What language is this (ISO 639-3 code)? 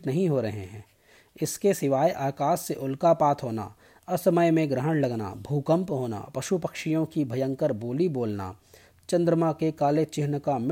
hin